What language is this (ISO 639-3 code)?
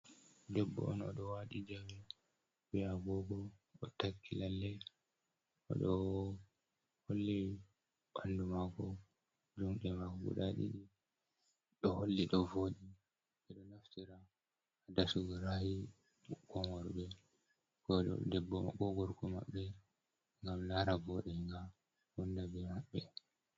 ful